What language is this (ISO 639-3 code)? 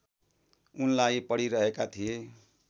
nep